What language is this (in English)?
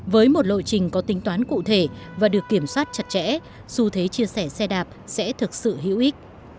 Vietnamese